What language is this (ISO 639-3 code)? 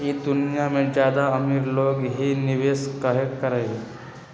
mag